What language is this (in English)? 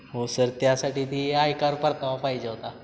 Marathi